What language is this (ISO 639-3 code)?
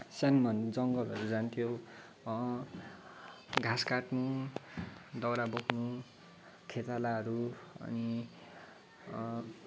nep